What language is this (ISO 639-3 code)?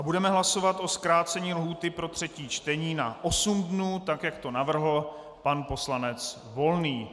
ces